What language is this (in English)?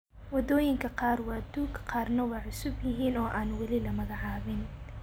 Somali